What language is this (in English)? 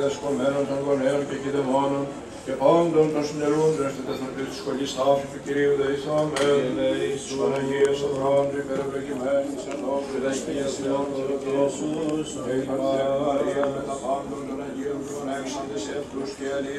Greek